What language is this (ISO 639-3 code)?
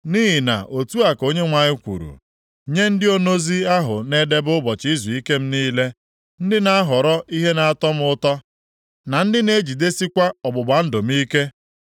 ibo